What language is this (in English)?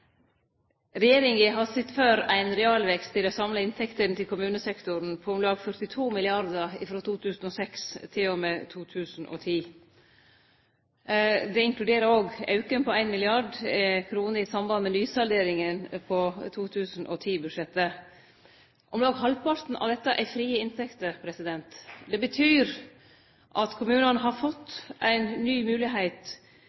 Norwegian Nynorsk